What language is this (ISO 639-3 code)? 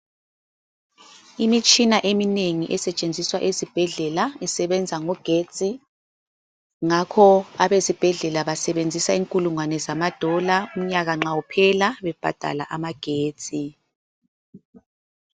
nde